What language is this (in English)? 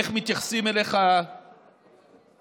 Hebrew